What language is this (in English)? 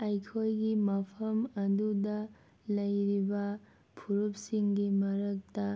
Manipuri